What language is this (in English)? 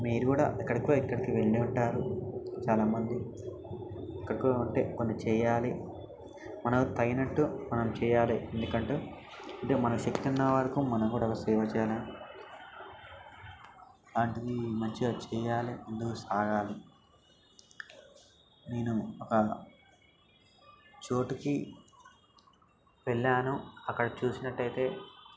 Telugu